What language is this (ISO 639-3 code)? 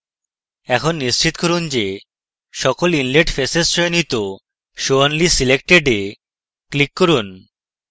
ben